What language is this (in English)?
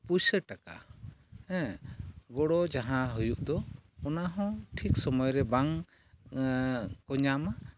Santali